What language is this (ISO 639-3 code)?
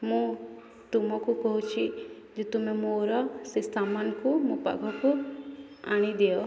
ori